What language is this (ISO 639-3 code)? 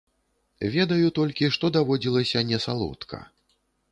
bel